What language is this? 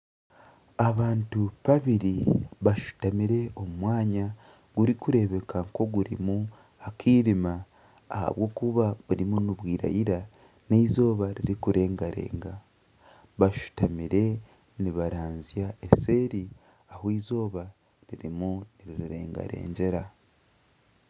Nyankole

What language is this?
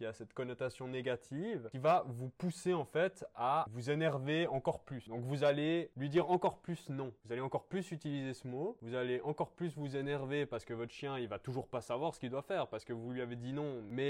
French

